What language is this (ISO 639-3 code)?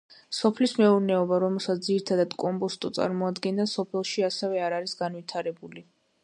kat